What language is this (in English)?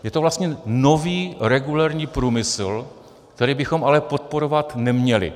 Czech